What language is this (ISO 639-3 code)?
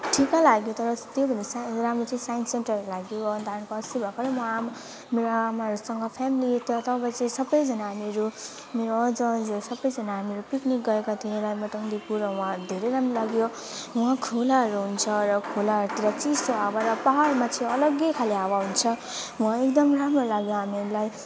nep